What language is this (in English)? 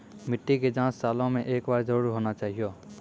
Maithili